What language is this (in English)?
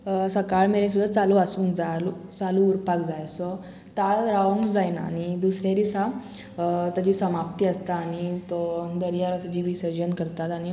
Konkani